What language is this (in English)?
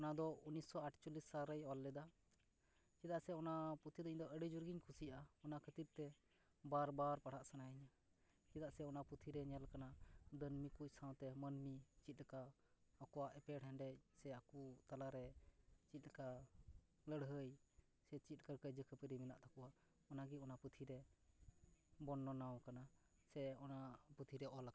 Santali